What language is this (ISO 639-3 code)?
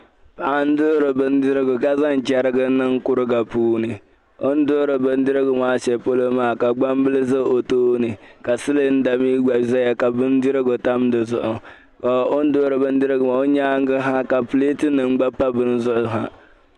dag